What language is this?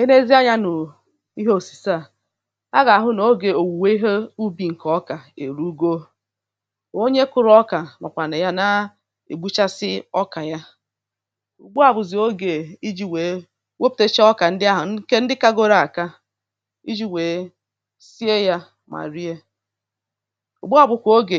Igbo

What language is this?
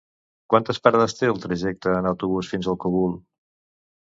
Catalan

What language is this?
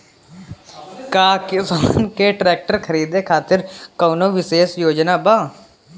Bhojpuri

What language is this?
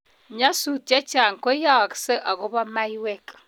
Kalenjin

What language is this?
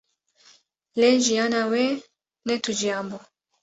Kurdish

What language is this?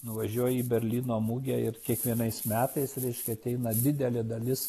Lithuanian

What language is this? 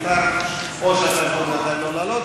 Hebrew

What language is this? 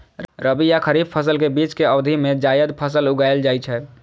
Maithili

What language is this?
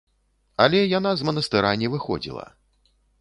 Belarusian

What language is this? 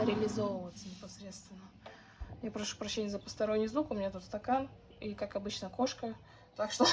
Russian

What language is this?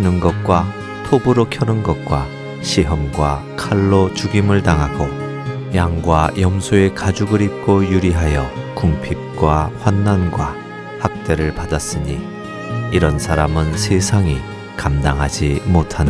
Korean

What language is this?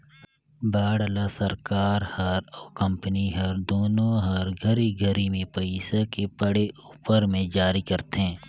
Chhattisgarhi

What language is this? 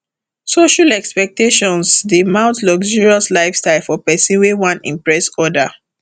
Nigerian Pidgin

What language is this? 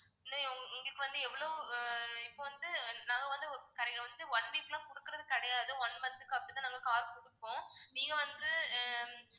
Tamil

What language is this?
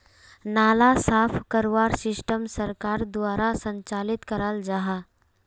Magahi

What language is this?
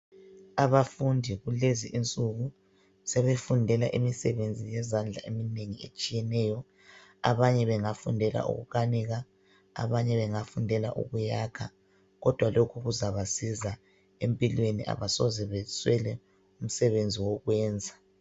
North Ndebele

